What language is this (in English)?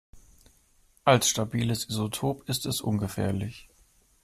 German